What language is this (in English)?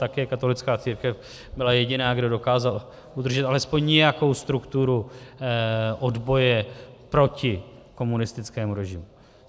Czech